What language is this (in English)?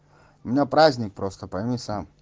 Russian